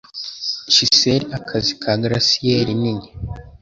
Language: Kinyarwanda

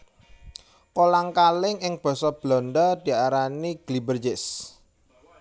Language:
Javanese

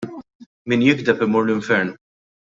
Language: Maltese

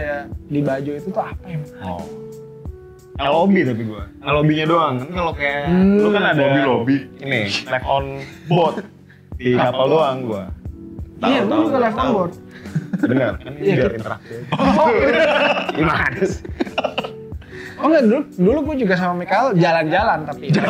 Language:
Indonesian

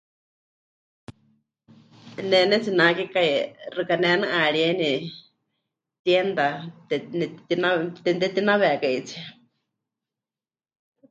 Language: Huichol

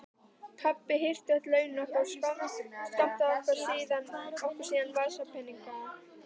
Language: Icelandic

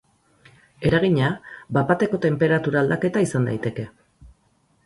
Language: Basque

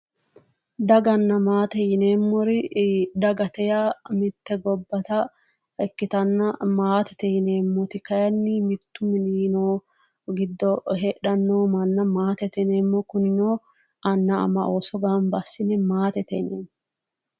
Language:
Sidamo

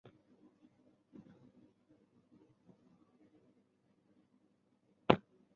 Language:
Chinese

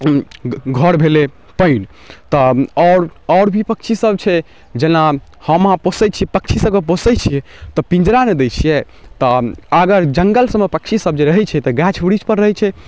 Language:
Maithili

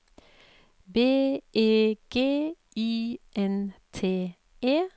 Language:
Norwegian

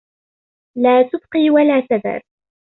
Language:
Arabic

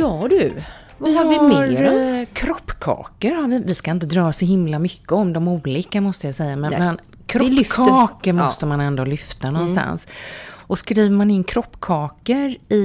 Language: Swedish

